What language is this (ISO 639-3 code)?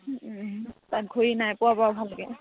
asm